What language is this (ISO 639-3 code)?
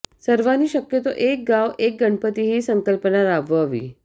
mar